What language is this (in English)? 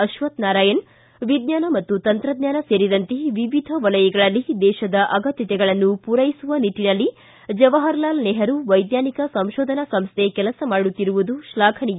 Kannada